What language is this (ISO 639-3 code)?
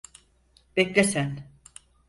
tur